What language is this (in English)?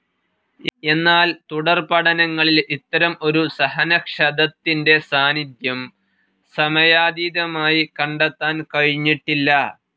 Malayalam